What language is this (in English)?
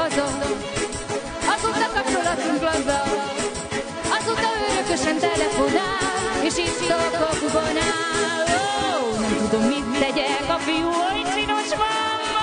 Hungarian